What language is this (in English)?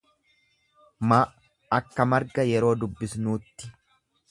Oromo